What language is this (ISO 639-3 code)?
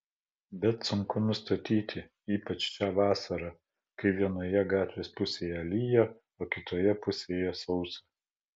lit